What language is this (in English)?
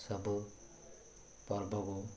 Odia